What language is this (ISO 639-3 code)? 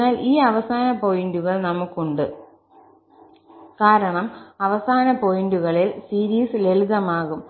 mal